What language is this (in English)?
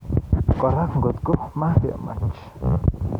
Kalenjin